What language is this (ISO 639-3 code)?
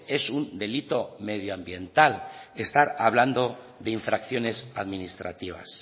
spa